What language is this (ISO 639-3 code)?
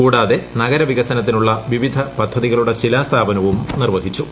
mal